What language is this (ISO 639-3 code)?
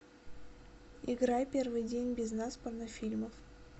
rus